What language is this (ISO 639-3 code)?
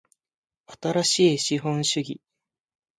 jpn